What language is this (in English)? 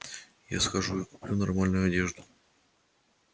Russian